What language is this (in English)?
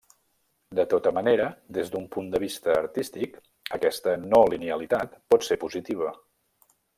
Catalan